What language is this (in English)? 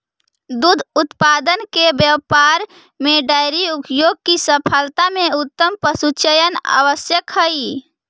Magahi